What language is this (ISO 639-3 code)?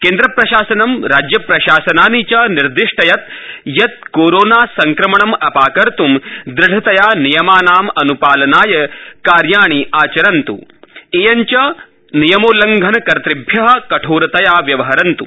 san